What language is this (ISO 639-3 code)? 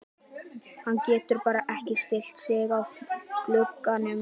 isl